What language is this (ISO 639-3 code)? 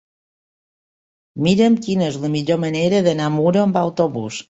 cat